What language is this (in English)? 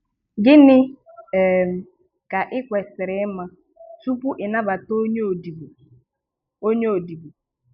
Igbo